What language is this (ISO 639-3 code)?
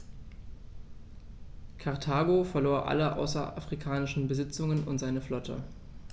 deu